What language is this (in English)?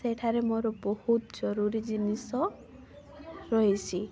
Odia